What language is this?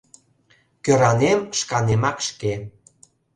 Mari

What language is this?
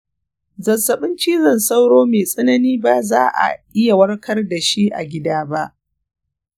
Hausa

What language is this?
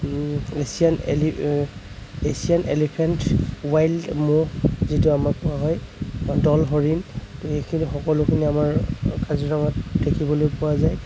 Assamese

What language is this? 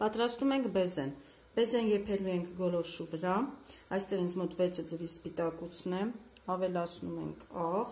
Romanian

